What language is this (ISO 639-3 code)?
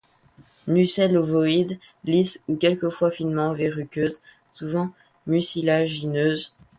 fra